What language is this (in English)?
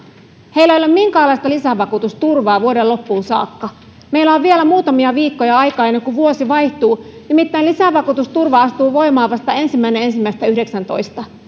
Finnish